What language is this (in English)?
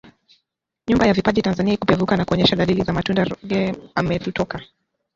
Swahili